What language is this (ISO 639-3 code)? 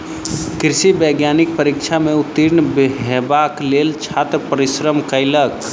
mai